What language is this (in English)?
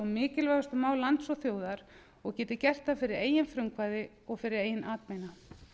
Icelandic